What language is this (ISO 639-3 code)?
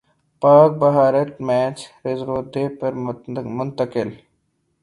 urd